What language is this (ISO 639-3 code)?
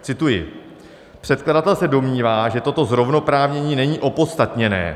ces